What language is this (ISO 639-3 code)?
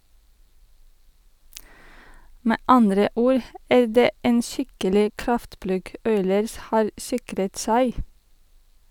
nor